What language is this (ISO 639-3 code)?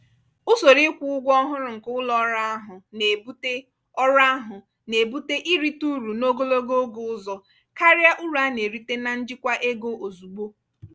ibo